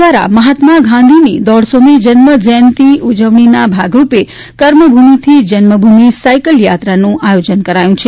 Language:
Gujarati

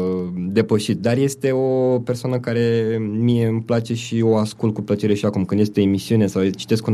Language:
Romanian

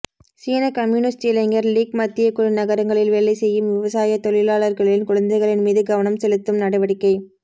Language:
Tamil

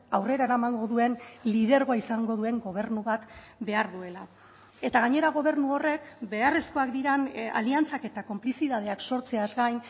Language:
Basque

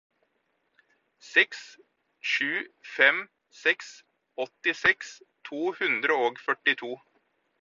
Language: Norwegian Bokmål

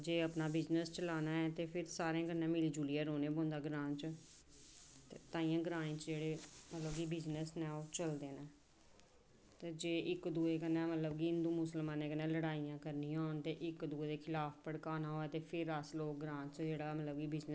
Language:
Dogri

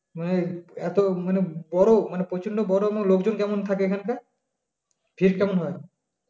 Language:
Bangla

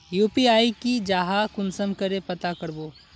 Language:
Magahi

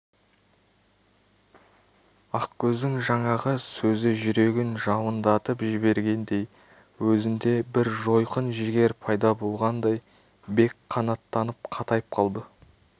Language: Kazakh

